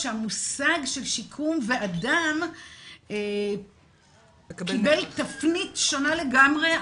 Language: Hebrew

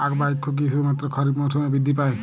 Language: Bangla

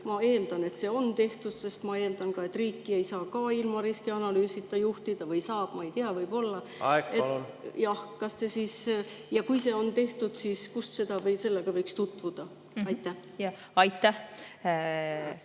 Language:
Estonian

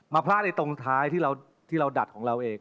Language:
Thai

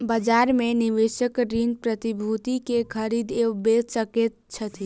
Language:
Maithili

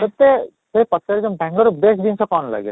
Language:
Odia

